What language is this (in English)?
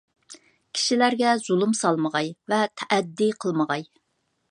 Uyghur